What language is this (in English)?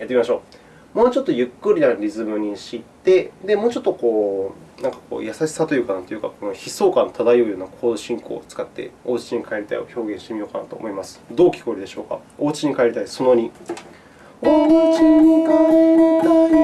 Japanese